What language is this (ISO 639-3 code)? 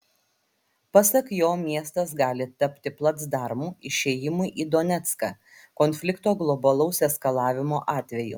lit